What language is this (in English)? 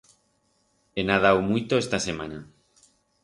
Aragonese